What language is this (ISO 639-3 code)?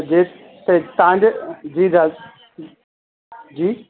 snd